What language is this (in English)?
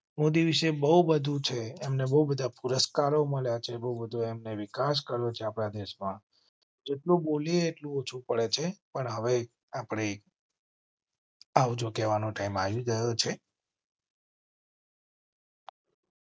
Gujarati